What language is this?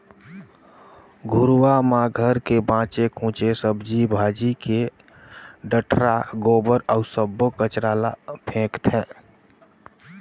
Chhattisgarhi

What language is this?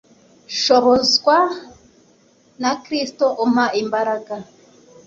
Kinyarwanda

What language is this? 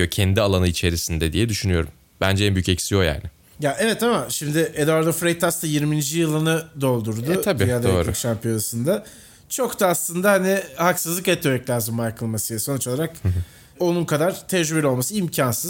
Turkish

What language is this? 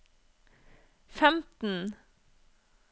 Norwegian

